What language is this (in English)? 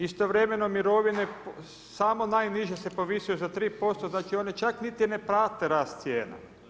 Croatian